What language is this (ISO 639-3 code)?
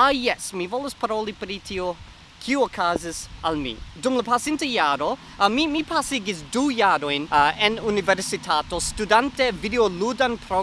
epo